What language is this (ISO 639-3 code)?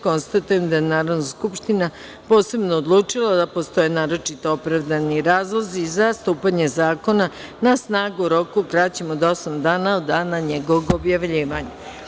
srp